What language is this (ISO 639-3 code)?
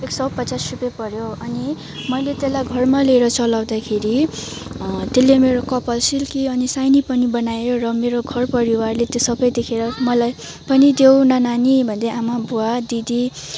nep